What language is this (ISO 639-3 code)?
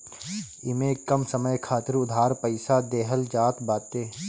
bho